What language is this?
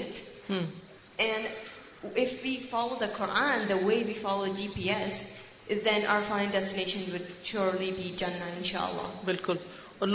Urdu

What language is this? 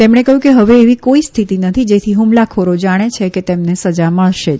Gujarati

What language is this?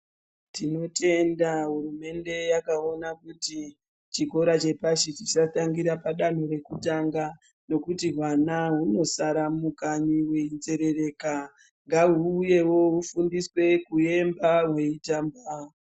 Ndau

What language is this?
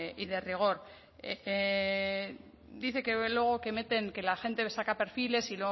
Spanish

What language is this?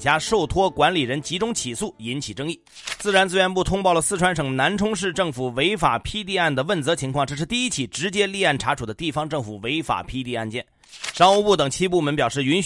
Chinese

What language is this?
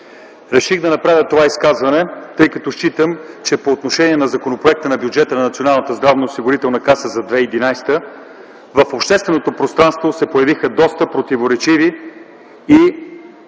Bulgarian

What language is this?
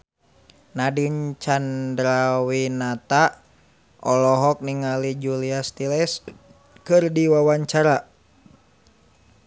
Sundanese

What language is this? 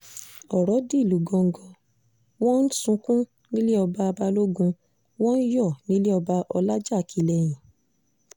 Yoruba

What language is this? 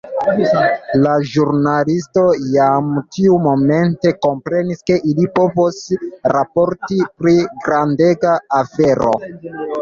Esperanto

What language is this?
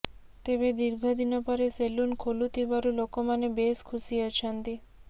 Odia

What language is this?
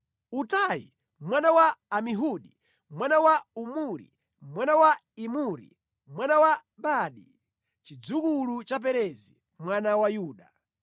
Nyanja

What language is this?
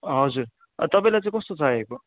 Nepali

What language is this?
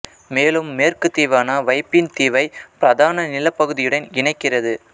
Tamil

